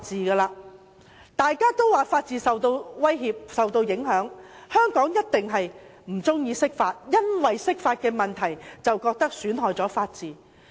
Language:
Cantonese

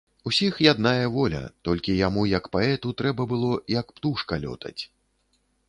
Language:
Belarusian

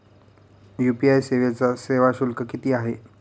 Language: Marathi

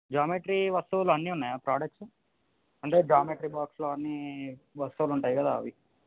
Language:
Telugu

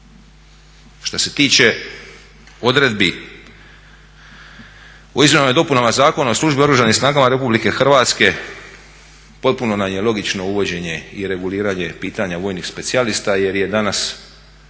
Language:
Croatian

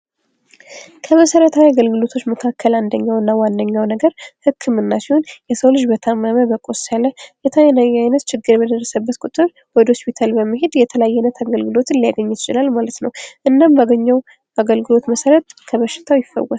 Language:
Amharic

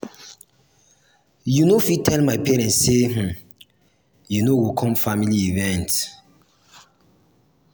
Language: Nigerian Pidgin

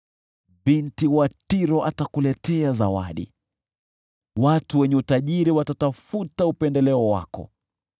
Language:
Swahili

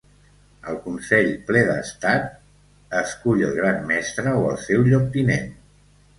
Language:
Catalan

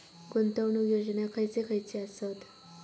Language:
Marathi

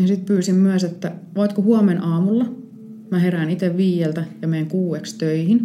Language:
Finnish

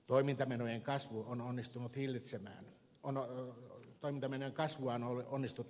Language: Finnish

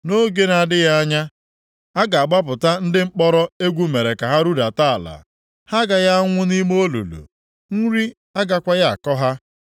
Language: Igbo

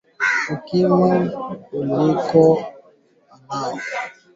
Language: Swahili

